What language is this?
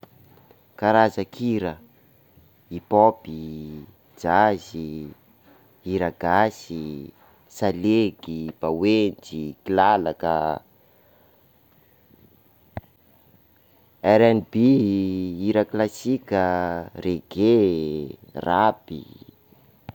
Sakalava Malagasy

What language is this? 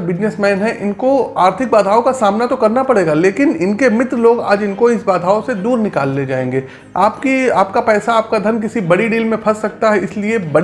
Hindi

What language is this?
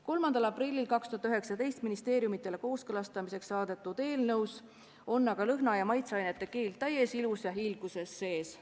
Estonian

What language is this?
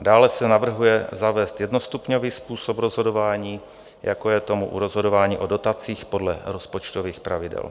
Czech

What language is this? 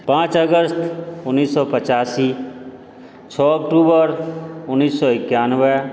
Maithili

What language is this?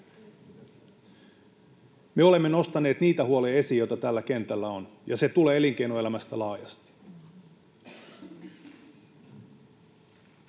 Finnish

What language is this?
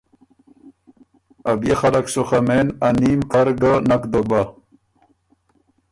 Ormuri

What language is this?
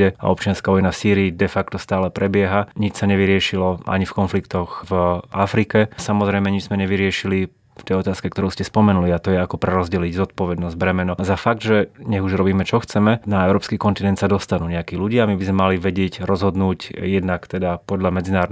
Slovak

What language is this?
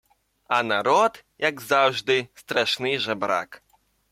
Ukrainian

